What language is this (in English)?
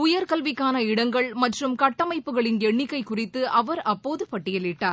Tamil